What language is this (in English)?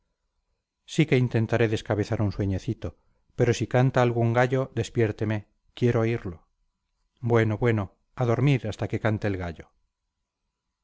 Spanish